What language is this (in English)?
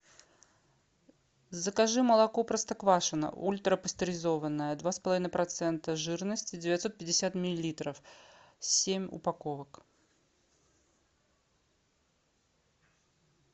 Russian